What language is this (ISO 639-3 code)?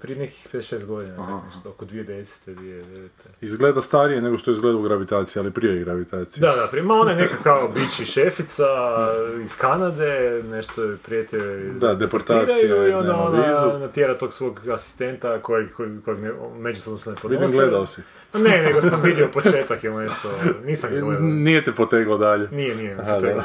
hrv